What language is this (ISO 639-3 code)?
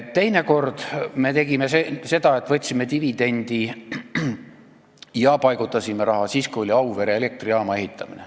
est